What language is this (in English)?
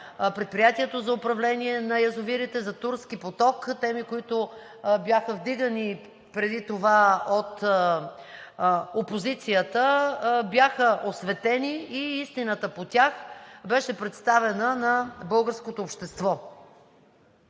Bulgarian